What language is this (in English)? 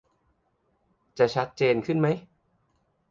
Thai